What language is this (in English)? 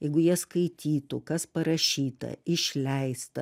Lithuanian